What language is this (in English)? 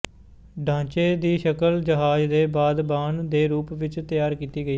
Punjabi